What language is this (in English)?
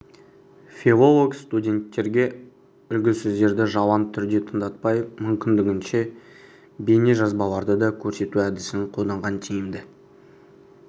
Kazakh